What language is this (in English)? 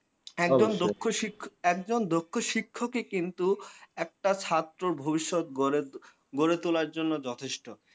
Bangla